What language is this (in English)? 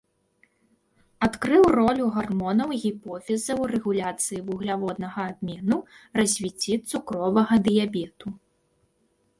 Belarusian